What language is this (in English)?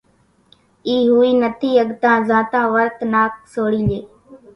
Kachi Koli